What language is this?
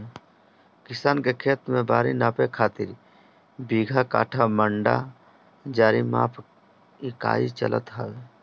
Bhojpuri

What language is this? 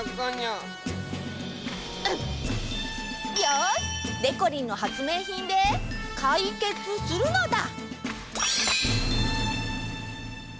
Japanese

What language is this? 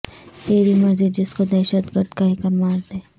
Urdu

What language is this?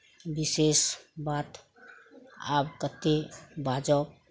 Maithili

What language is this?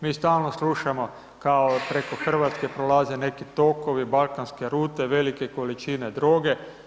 Croatian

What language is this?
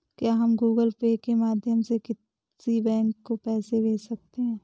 Hindi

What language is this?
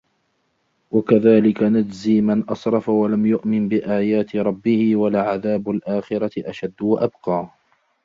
Arabic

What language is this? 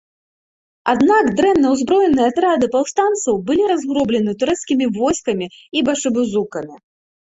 Belarusian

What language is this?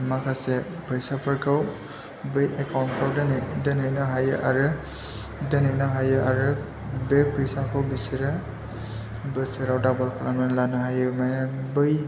Bodo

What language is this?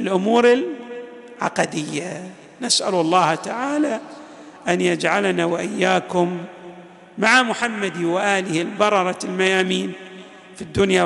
Arabic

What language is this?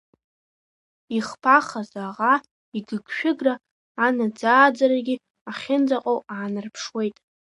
Abkhazian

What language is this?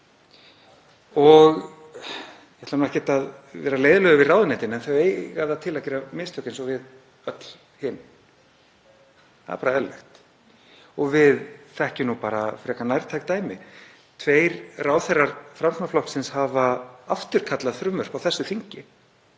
Icelandic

